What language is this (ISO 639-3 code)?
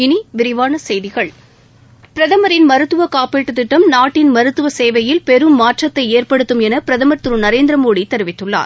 tam